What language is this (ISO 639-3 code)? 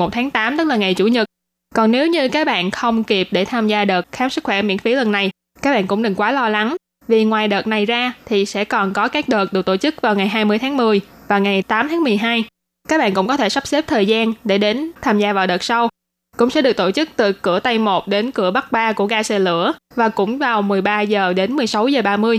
vie